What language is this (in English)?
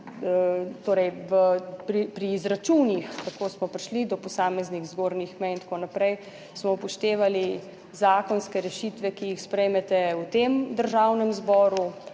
Slovenian